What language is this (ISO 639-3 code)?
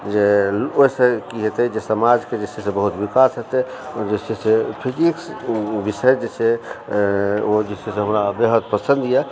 mai